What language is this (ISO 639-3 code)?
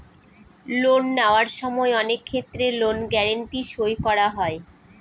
ben